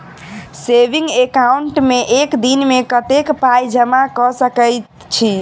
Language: Maithili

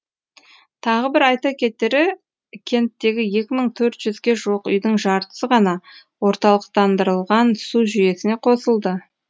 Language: Kazakh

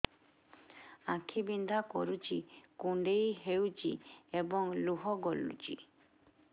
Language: Odia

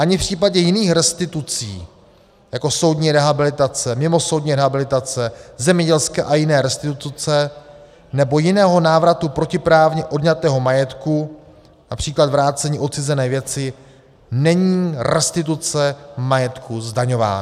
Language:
Czech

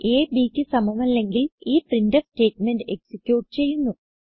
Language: Malayalam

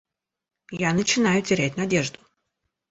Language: Russian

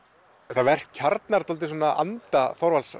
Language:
Icelandic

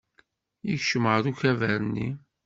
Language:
Kabyle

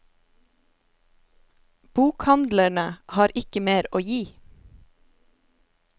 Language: Norwegian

